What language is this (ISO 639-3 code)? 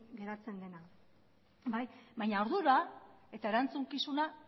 eus